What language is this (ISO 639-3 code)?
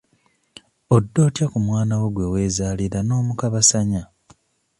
lug